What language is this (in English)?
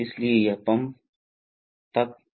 Hindi